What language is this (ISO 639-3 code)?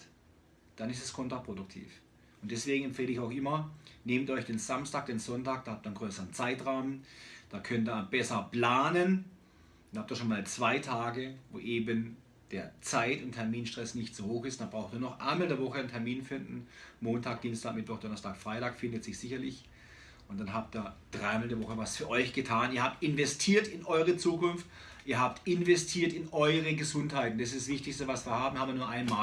deu